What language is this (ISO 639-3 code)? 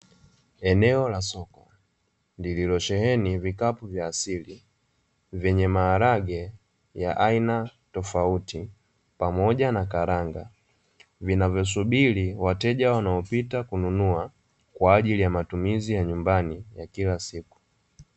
swa